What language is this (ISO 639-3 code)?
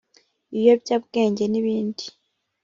kin